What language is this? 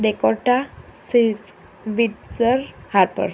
Gujarati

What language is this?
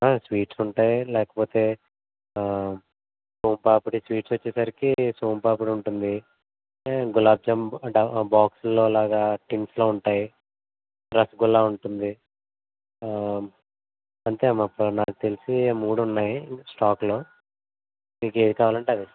Telugu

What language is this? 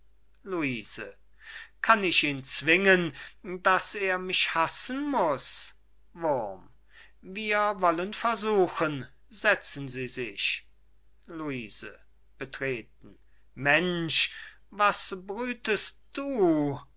German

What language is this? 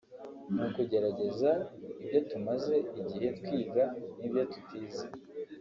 Kinyarwanda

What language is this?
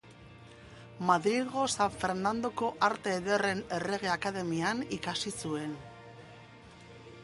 Basque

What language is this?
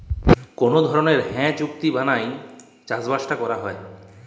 Bangla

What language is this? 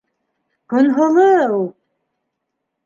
Bashkir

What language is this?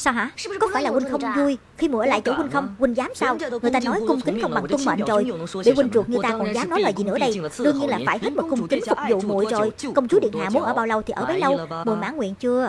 Vietnamese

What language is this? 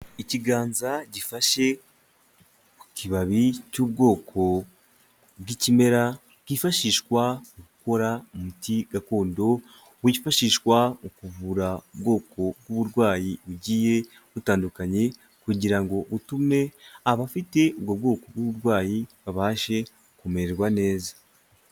Kinyarwanda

